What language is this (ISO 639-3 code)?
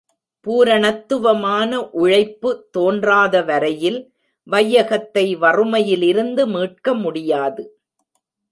tam